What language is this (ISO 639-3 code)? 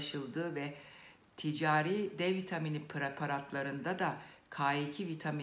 tur